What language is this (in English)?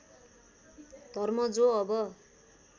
Nepali